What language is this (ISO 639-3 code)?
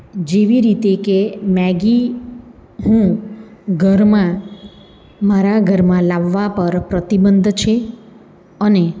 guj